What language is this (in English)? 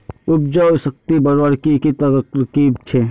Magahi